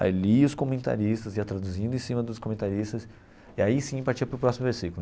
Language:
Portuguese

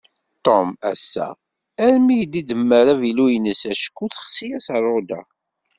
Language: Kabyle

